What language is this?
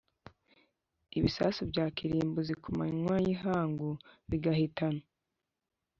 Kinyarwanda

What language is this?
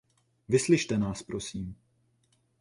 Czech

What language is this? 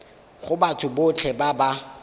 Tswana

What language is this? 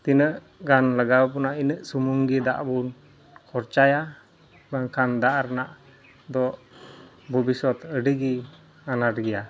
Santali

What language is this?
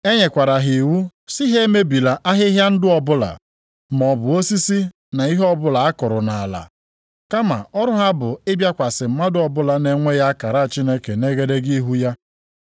Igbo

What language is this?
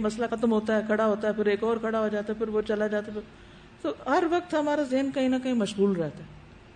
Urdu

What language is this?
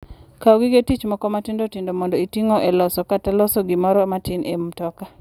Luo (Kenya and Tanzania)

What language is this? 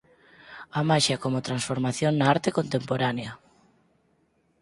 Galician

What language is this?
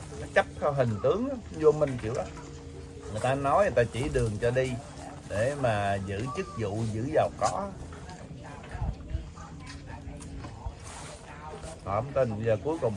Vietnamese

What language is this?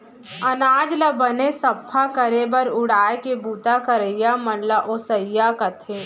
Chhattisgarhi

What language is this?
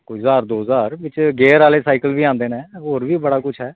Dogri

